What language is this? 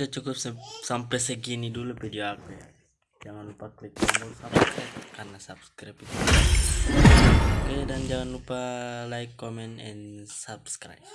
Indonesian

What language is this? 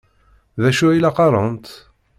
Kabyle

